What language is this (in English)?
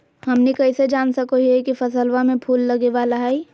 Magahi